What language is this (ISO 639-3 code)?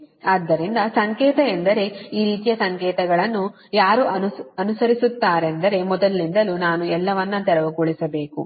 kan